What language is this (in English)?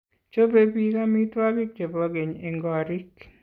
Kalenjin